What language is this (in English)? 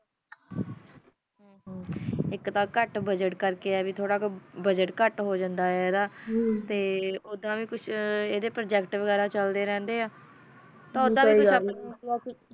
Punjabi